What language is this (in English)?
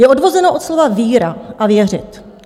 Czech